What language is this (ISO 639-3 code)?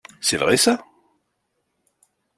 fra